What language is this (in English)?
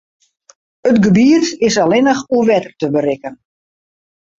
Western Frisian